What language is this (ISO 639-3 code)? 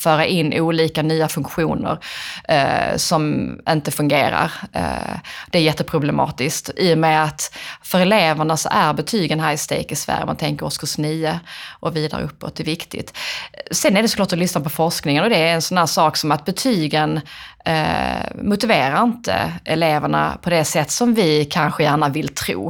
swe